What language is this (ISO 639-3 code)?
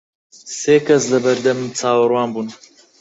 ckb